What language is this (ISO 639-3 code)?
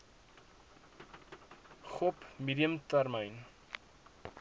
afr